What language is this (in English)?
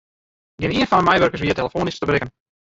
Western Frisian